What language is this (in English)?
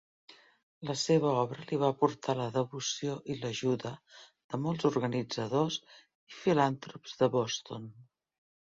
Catalan